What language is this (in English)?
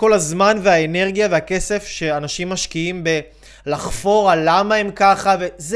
Hebrew